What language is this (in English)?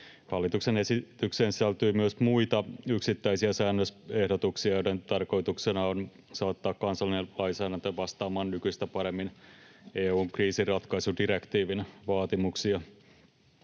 Finnish